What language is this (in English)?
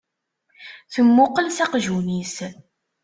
Kabyle